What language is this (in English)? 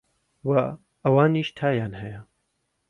Central Kurdish